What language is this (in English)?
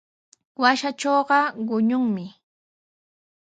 Sihuas Ancash Quechua